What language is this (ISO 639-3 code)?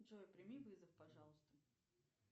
rus